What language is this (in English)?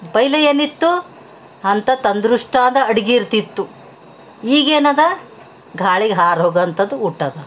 Kannada